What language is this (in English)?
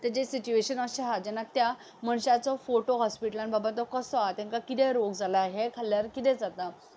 Konkani